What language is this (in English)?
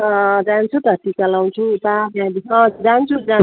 Nepali